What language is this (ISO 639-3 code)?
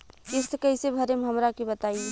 bho